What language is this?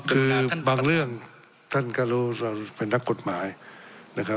Thai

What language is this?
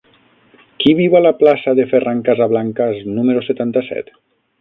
Catalan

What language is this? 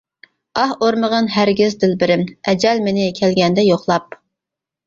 Uyghur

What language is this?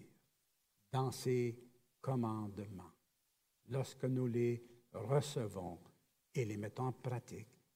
French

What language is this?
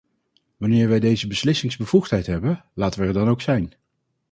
Dutch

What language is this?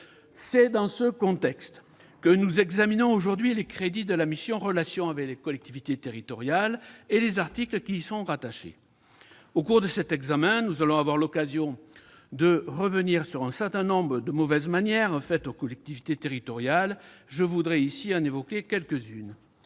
French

